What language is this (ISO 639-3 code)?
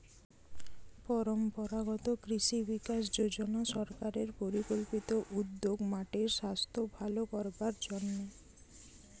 ben